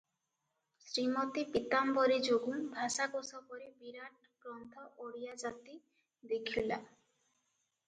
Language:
Odia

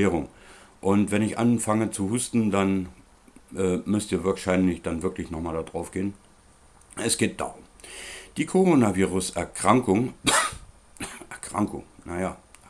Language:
German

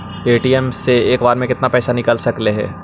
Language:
Magahi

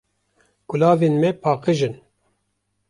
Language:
Kurdish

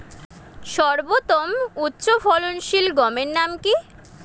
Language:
Bangla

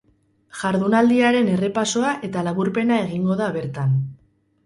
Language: Basque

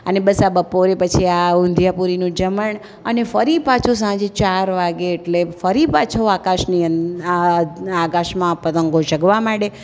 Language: Gujarati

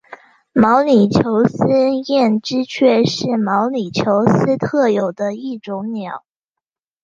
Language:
Chinese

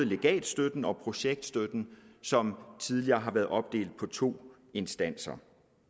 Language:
Danish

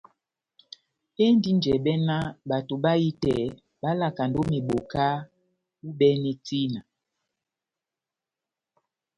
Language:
Batanga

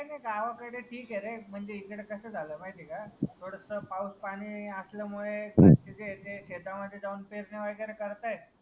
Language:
Marathi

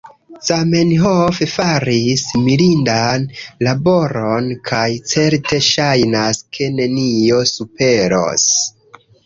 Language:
Esperanto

